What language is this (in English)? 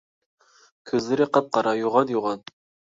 Uyghur